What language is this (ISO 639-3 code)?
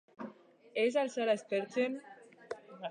eus